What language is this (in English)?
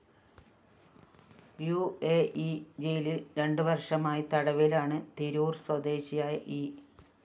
Malayalam